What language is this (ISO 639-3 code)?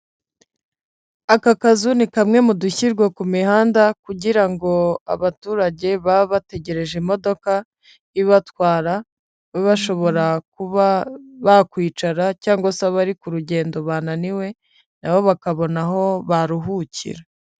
kin